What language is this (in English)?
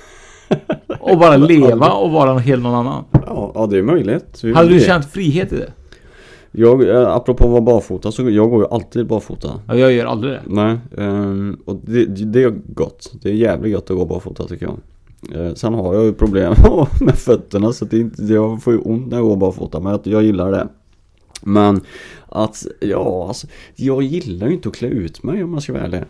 Swedish